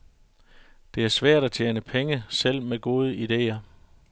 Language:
Danish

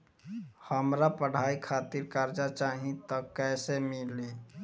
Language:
Bhojpuri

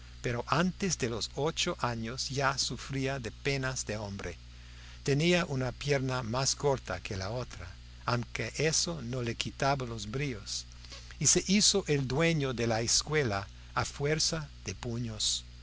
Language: Spanish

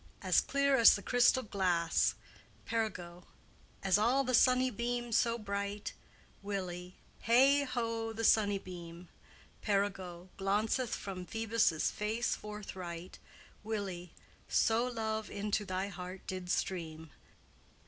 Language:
English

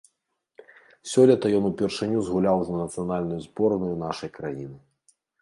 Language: Belarusian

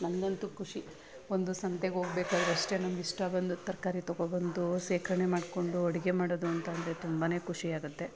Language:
Kannada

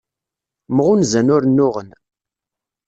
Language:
Kabyle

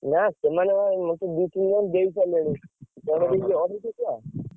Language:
Odia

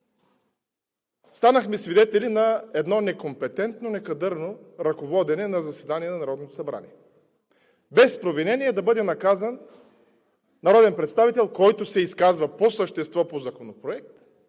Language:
Bulgarian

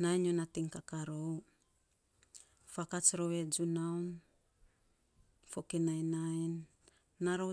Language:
Saposa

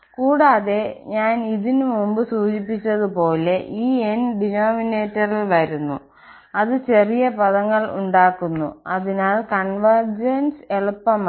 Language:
Malayalam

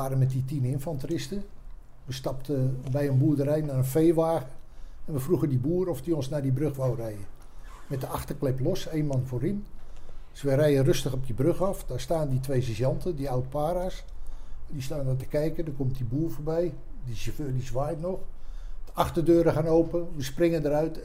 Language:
Dutch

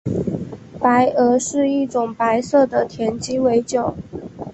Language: Chinese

